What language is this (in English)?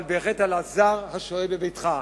Hebrew